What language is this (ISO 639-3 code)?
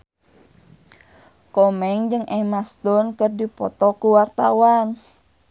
sun